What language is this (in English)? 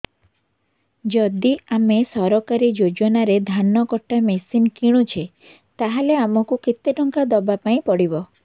Odia